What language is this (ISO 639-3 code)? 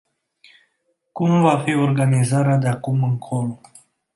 ron